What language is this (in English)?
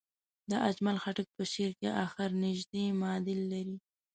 Pashto